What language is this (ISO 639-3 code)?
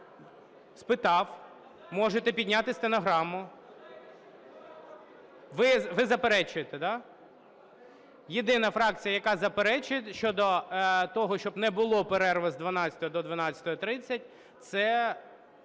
ukr